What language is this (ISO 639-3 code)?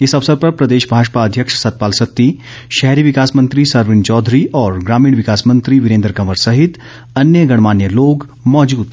hin